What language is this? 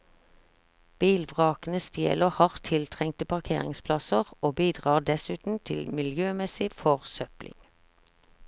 Norwegian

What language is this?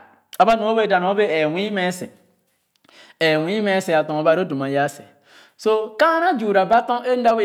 Khana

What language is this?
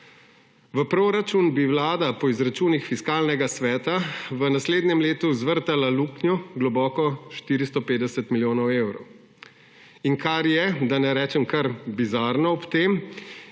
Slovenian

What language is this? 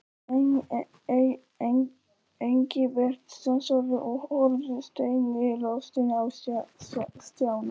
Icelandic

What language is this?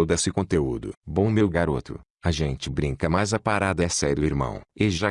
Portuguese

